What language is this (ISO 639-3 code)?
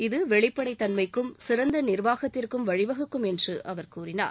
tam